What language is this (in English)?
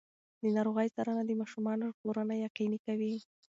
Pashto